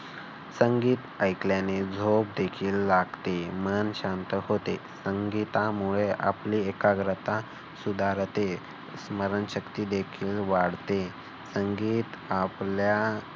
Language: Marathi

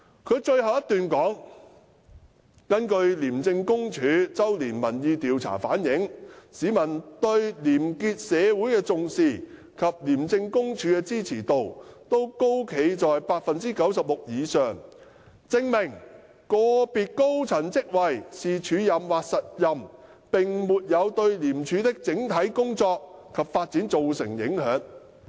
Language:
Cantonese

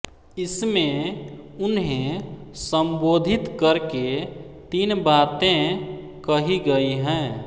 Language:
Hindi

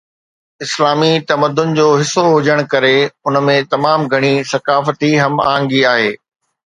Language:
Sindhi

